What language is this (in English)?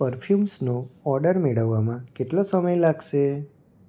Gujarati